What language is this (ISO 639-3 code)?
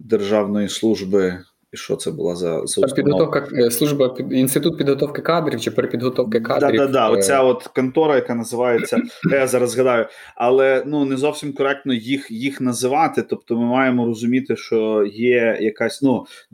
ukr